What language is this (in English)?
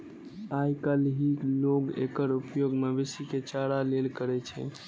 Maithili